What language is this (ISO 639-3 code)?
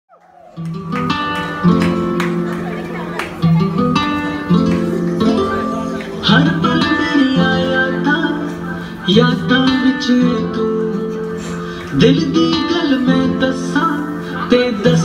tur